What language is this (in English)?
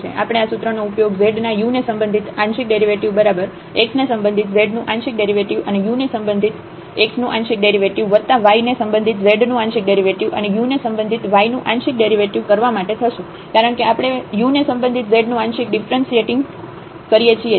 Gujarati